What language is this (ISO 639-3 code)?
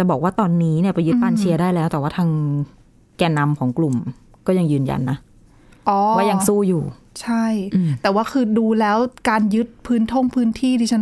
tha